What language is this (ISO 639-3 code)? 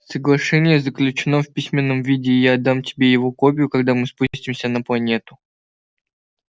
rus